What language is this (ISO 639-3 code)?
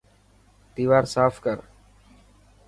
mki